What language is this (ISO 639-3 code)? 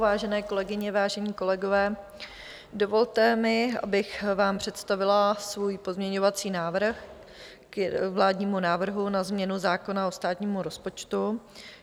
ces